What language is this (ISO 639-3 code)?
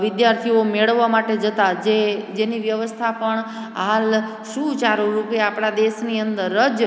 guj